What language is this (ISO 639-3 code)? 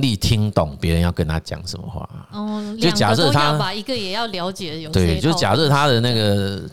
zho